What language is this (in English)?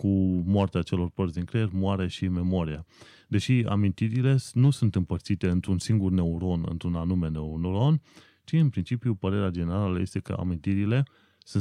Romanian